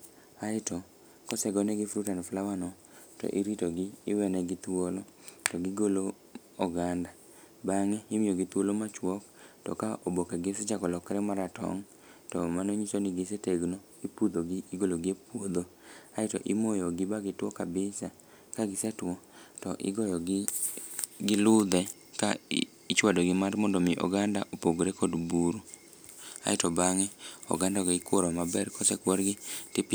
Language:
Luo (Kenya and Tanzania)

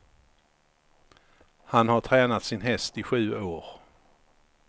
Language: Swedish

